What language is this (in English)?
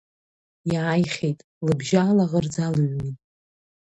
Abkhazian